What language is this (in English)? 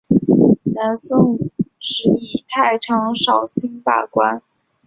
Chinese